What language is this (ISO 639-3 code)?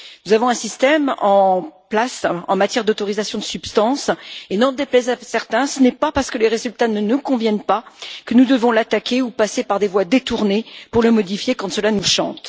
fra